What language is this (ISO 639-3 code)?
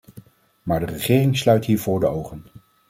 nld